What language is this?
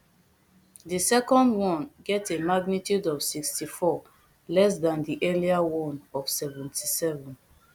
Nigerian Pidgin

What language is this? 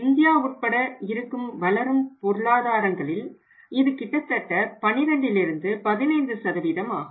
Tamil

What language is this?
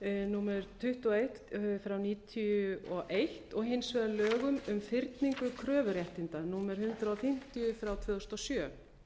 Icelandic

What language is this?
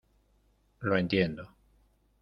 Spanish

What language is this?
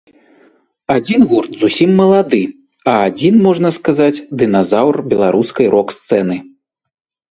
Belarusian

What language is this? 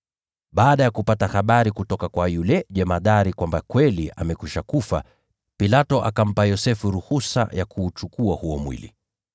Swahili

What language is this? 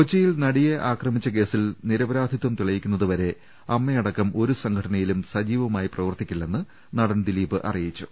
Malayalam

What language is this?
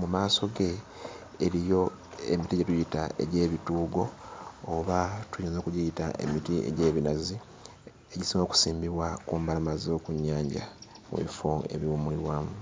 Ganda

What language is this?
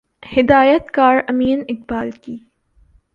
Urdu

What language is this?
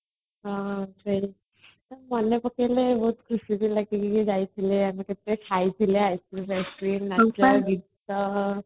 Odia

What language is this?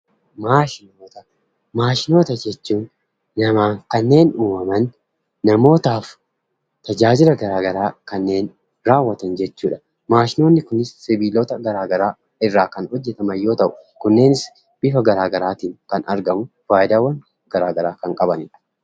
Oromo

